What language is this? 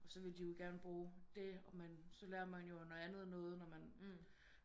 Danish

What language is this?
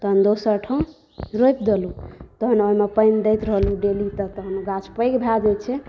Maithili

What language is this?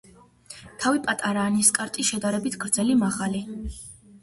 Georgian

